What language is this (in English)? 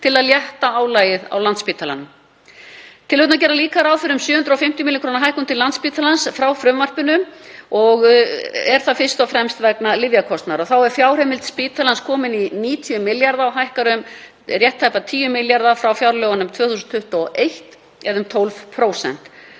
Icelandic